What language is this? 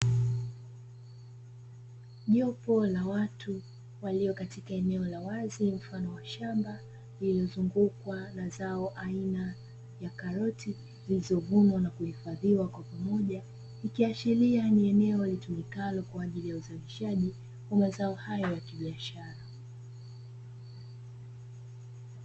Swahili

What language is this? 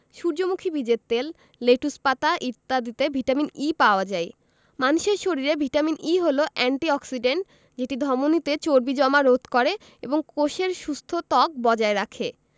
Bangla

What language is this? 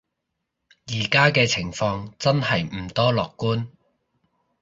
Cantonese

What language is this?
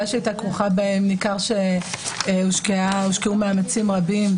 Hebrew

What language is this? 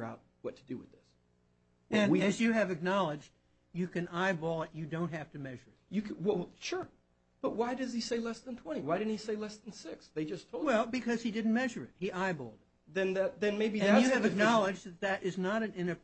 English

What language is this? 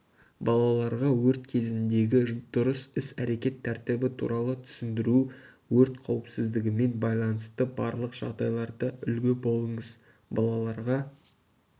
Kazakh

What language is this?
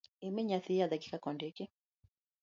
Luo (Kenya and Tanzania)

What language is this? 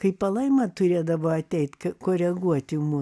Lithuanian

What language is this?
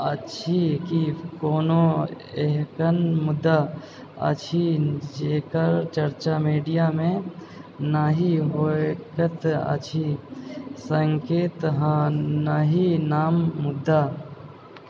Maithili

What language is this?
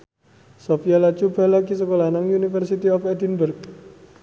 Javanese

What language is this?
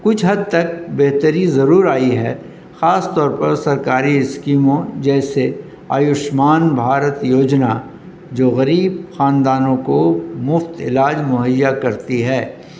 Urdu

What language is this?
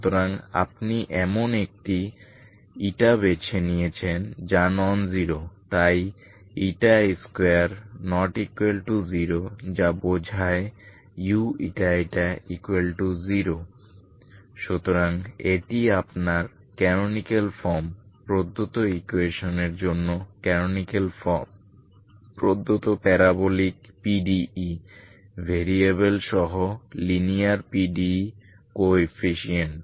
Bangla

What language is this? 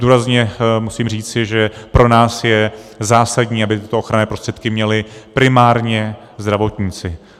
Czech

